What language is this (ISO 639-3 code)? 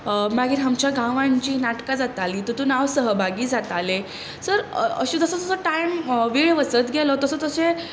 kok